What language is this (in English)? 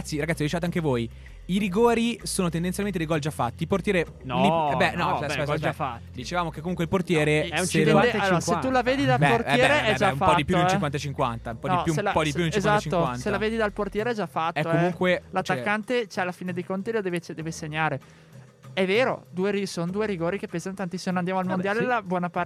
Italian